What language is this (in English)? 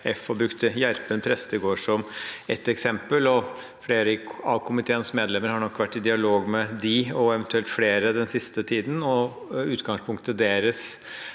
Norwegian